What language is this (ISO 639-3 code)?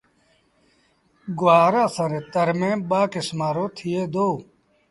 sbn